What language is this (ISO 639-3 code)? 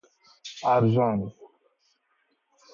fas